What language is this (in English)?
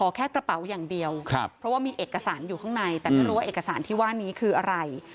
Thai